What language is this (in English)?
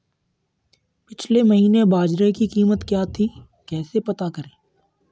Hindi